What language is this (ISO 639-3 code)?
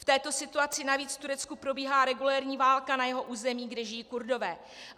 ces